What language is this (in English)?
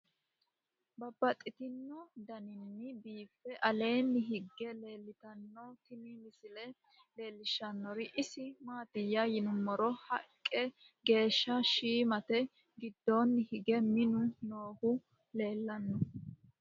Sidamo